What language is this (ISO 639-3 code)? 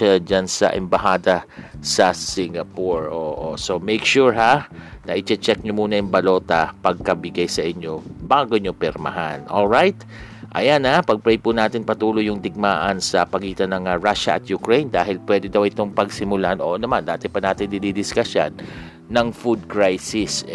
fil